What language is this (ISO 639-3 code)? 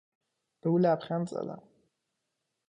fas